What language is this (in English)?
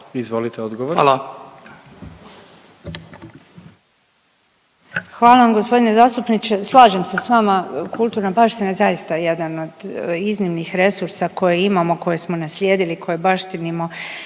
Croatian